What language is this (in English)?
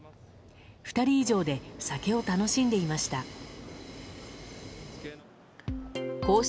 Japanese